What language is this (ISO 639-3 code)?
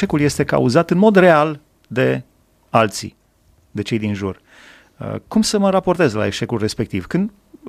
ron